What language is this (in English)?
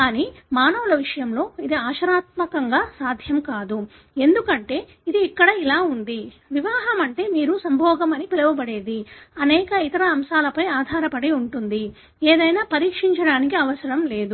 Telugu